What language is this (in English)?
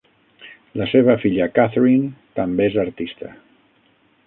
Catalan